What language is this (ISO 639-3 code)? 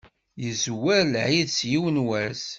kab